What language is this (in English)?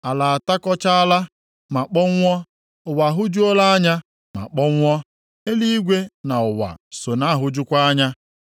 Igbo